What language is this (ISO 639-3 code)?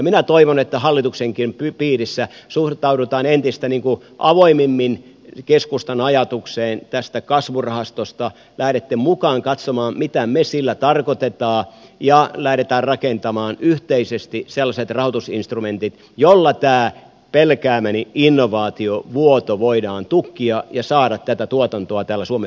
fin